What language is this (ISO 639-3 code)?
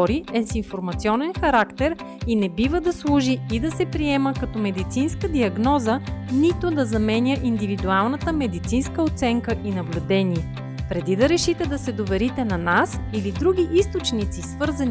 bul